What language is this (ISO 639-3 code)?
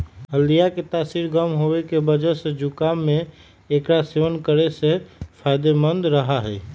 mag